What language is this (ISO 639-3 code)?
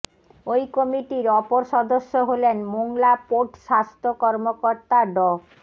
ben